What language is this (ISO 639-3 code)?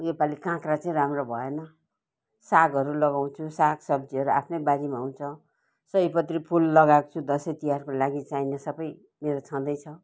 nep